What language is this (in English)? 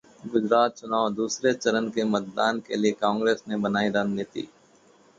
Hindi